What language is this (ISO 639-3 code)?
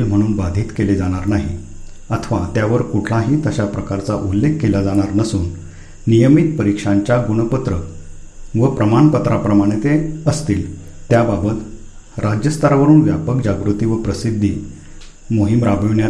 mar